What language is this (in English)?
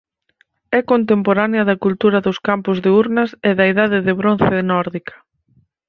Galician